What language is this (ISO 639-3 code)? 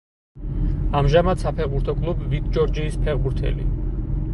kat